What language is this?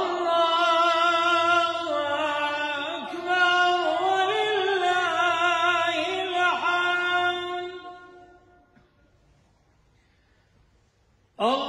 Arabic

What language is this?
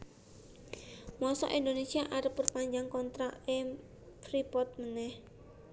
Javanese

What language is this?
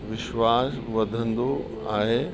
Sindhi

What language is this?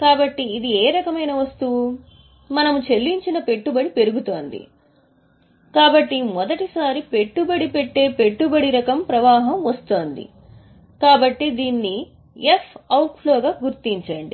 Telugu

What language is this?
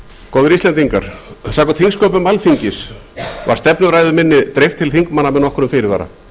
Icelandic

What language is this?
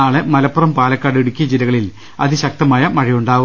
Malayalam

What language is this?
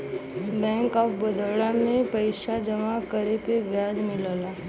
Bhojpuri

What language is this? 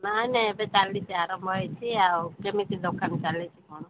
Odia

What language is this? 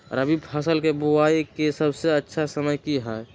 Magahi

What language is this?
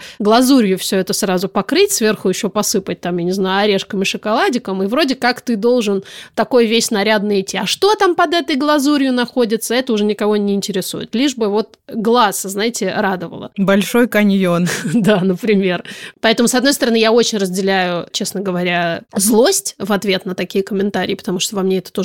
Russian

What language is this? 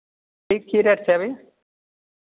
Maithili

